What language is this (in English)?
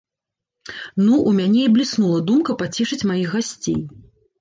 Belarusian